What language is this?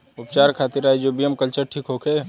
Bhojpuri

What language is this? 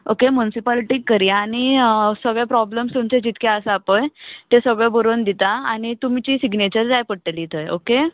Konkani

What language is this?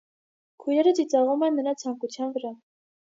Armenian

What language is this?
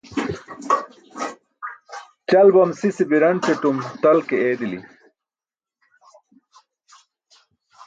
Burushaski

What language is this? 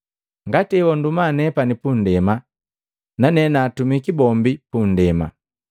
Matengo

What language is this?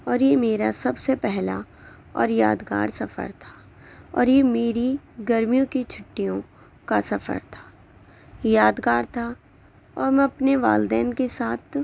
Urdu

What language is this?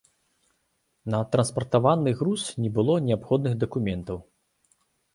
Belarusian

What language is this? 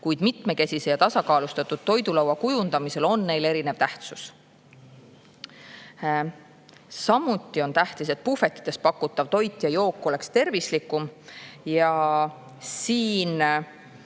Estonian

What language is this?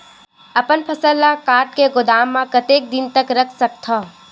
Chhattisgarhi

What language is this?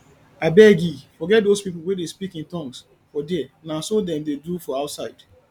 Nigerian Pidgin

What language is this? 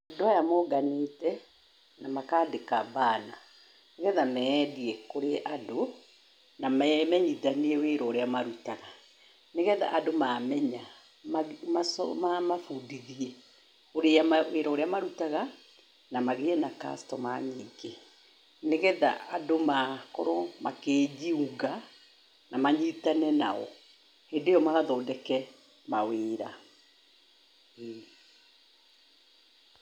Kikuyu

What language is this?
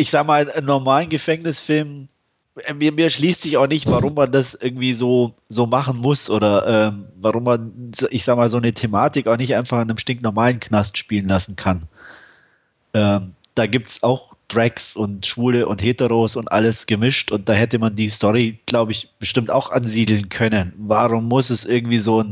German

